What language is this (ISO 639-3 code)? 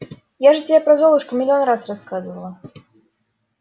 rus